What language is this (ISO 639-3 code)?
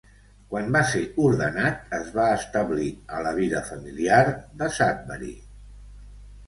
cat